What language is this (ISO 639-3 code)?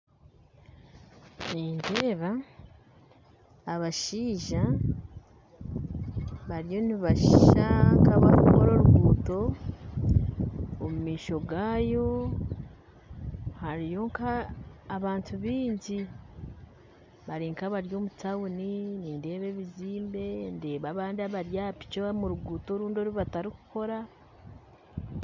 nyn